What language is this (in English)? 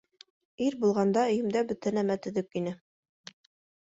Bashkir